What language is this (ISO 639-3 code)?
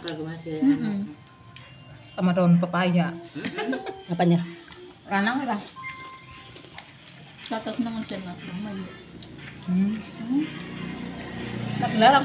ind